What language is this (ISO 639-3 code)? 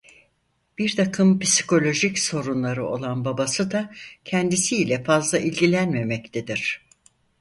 tur